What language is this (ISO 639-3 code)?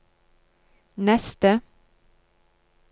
nor